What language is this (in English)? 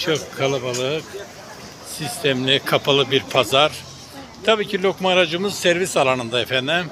Turkish